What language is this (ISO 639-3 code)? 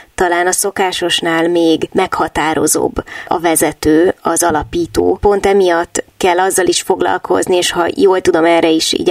hun